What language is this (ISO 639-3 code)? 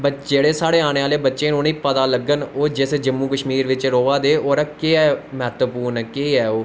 doi